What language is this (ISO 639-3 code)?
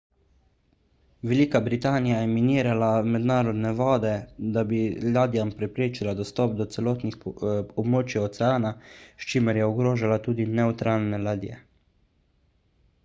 slv